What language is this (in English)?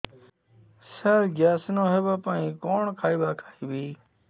Odia